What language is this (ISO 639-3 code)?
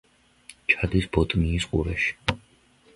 kat